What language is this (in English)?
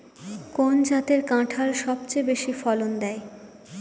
Bangla